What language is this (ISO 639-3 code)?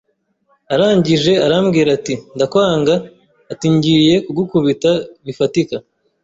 kin